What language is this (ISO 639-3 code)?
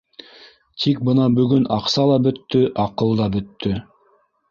bak